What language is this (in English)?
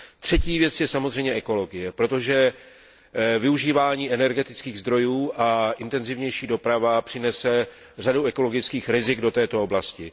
Czech